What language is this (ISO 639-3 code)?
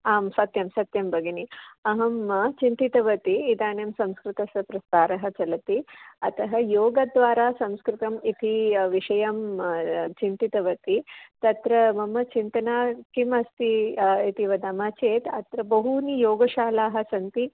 san